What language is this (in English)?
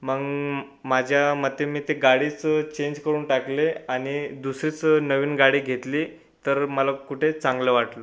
Marathi